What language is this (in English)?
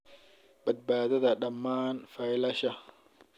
Somali